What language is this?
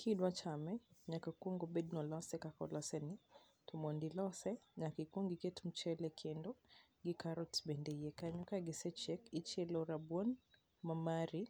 Luo (Kenya and Tanzania)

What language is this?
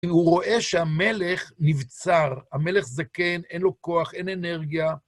Hebrew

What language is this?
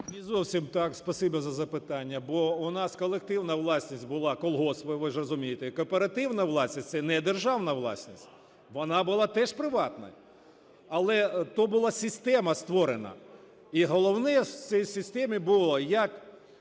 Ukrainian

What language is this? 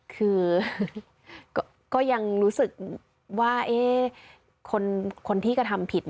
Thai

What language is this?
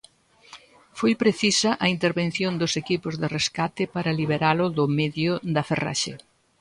Galician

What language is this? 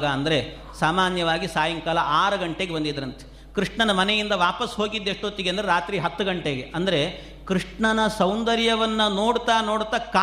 Kannada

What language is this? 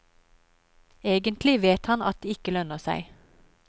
Norwegian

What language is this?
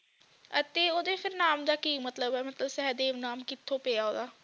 Punjabi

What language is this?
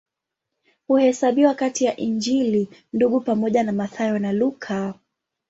Swahili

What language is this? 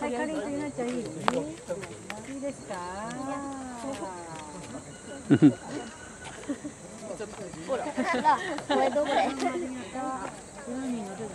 Japanese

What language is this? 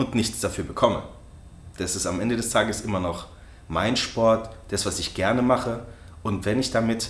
German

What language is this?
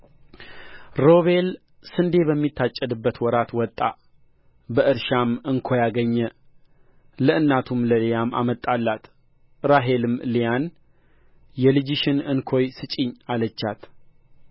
Amharic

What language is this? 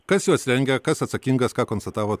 Lithuanian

